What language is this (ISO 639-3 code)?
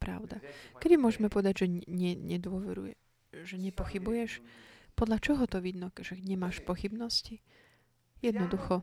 slk